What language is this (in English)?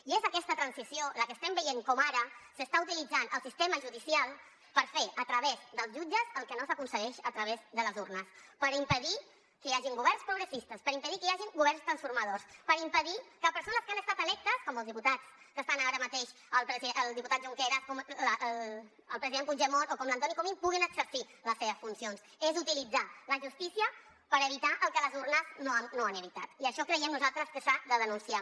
Catalan